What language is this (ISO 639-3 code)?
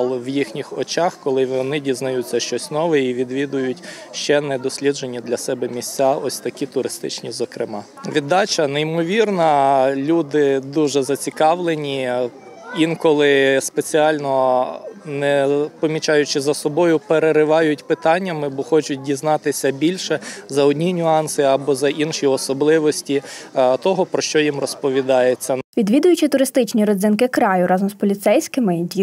ukr